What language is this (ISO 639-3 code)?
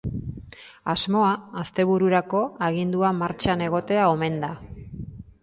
eus